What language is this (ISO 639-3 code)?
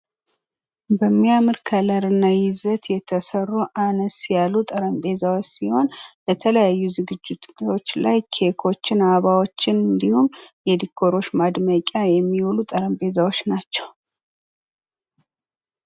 amh